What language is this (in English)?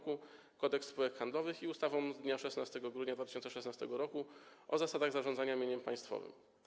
Polish